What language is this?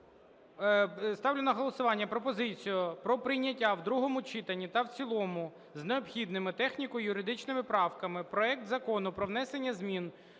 Ukrainian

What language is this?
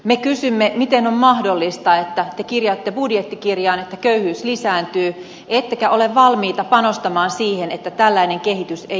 Finnish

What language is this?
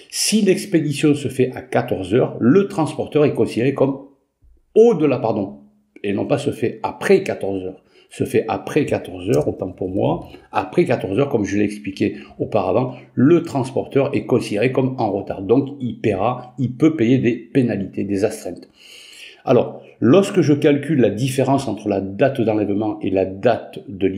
French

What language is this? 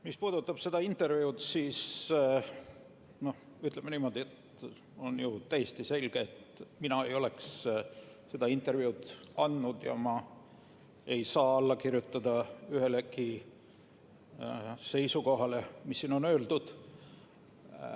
Estonian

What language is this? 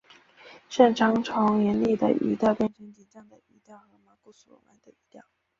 Chinese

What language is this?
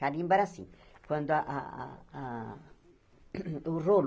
Portuguese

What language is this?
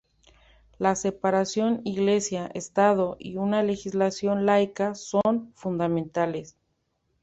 Spanish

